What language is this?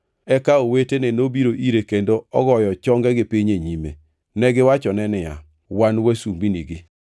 Luo (Kenya and Tanzania)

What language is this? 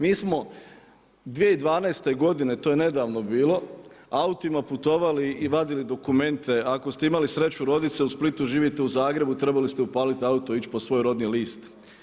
Croatian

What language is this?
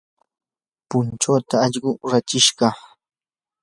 Yanahuanca Pasco Quechua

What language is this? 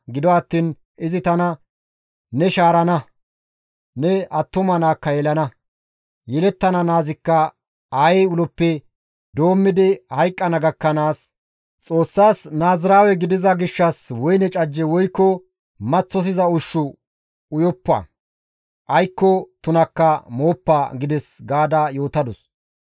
Gamo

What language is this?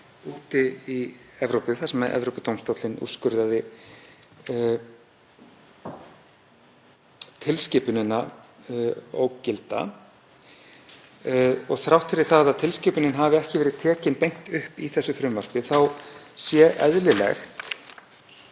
Icelandic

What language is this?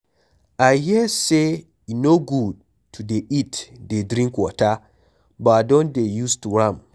Nigerian Pidgin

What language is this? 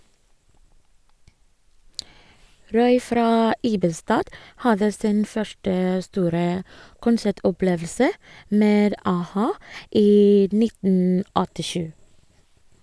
Norwegian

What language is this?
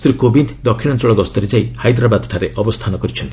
Odia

